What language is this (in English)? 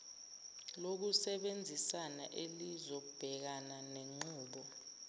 Zulu